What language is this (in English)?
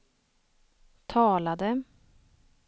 Swedish